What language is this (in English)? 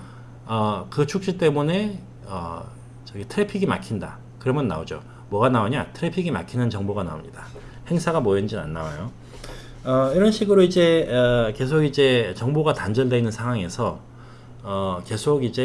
Korean